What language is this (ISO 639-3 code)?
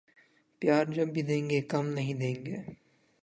urd